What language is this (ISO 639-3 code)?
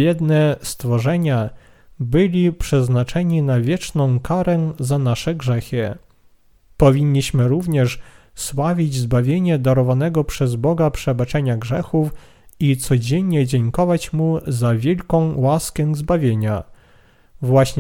pol